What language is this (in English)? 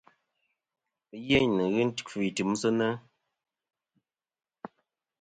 Kom